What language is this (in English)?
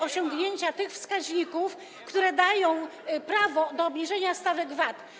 Polish